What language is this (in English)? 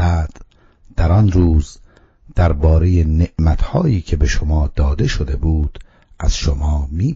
Persian